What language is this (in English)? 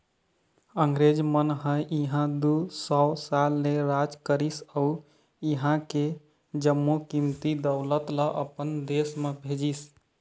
Chhattisgarhi